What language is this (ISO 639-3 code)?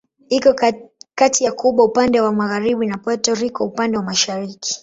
swa